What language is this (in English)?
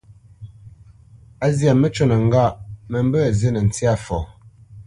Bamenyam